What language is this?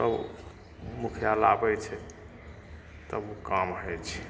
Maithili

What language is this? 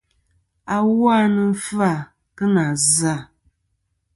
Kom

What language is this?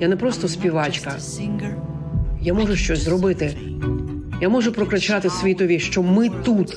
Ukrainian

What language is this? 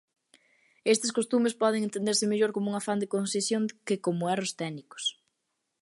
Galician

